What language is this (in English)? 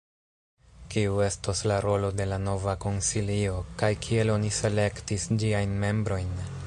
Esperanto